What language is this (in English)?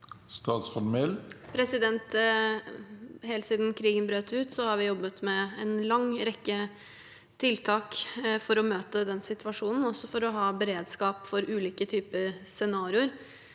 Norwegian